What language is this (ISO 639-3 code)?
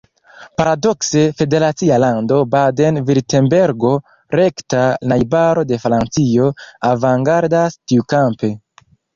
epo